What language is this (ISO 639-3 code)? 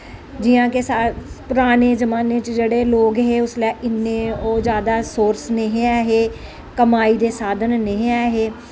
doi